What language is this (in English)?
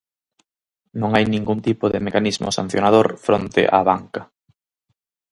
Galician